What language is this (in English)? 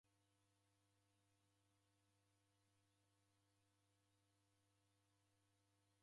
Taita